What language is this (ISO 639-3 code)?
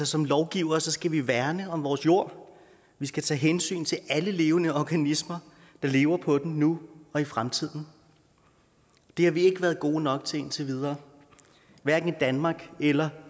dan